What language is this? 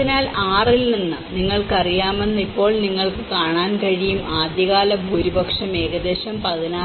Malayalam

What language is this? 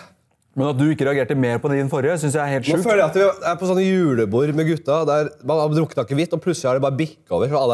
Norwegian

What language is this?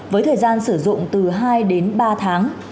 Vietnamese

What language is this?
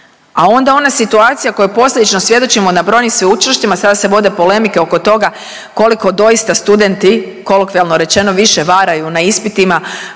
Croatian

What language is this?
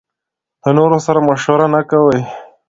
Pashto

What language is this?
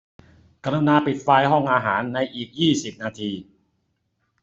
Thai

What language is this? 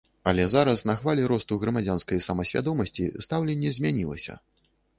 Belarusian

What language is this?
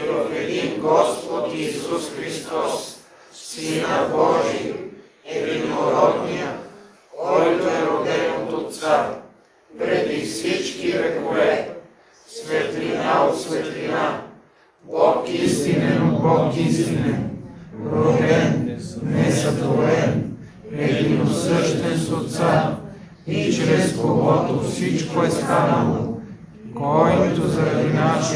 Bulgarian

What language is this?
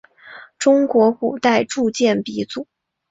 Chinese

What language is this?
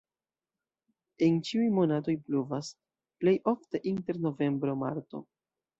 Esperanto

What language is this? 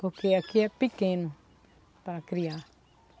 Portuguese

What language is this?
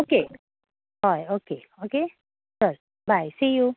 Konkani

